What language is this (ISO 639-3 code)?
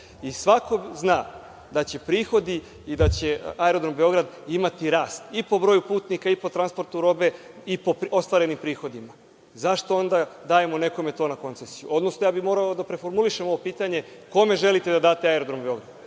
srp